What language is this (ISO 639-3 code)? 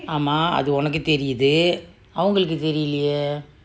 eng